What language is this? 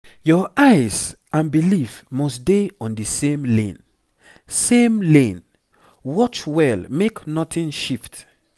Nigerian Pidgin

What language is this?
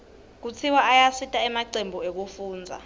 Swati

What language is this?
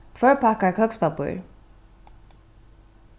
Faroese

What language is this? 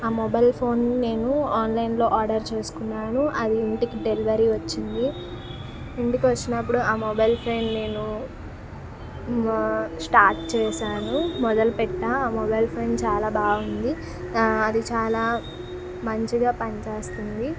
Telugu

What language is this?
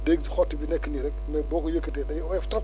Wolof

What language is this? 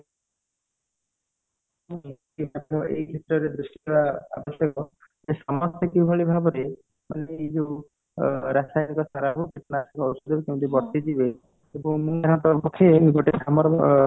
Odia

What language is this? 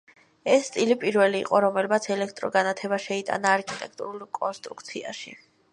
Georgian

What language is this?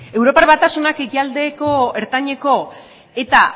Basque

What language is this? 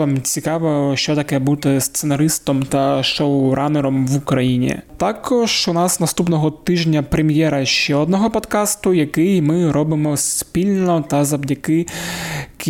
Ukrainian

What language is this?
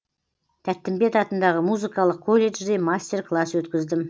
Kazakh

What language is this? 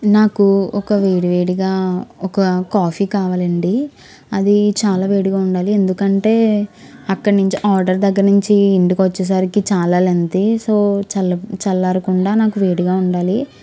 Telugu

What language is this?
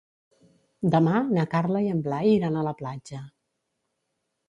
Catalan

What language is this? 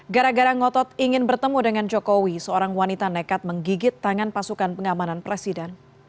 Indonesian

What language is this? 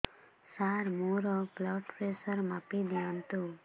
Odia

